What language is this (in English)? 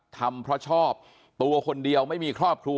Thai